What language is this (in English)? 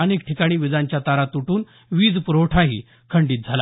Marathi